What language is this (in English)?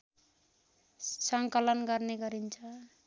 Nepali